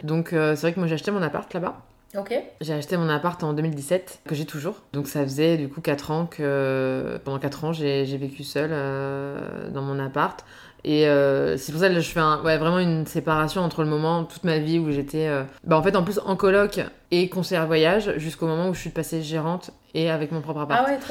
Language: French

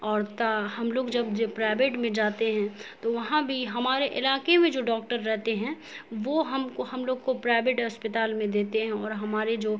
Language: Urdu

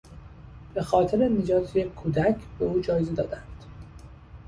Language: Persian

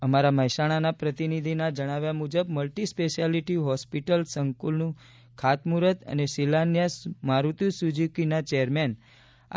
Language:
Gujarati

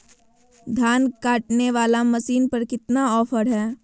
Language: Magahi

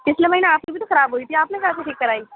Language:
Urdu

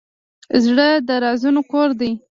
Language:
Pashto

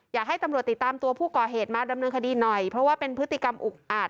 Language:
Thai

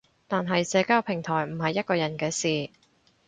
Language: Cantonese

